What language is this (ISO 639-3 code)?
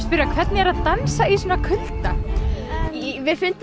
isl